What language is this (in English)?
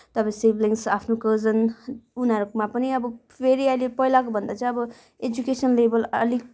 Nepali